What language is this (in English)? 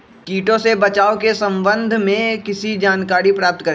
Magahi